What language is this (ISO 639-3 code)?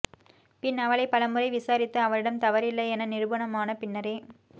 tam